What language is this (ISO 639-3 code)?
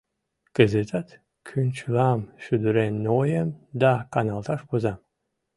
chm